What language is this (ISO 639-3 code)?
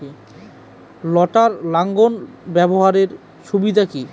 ben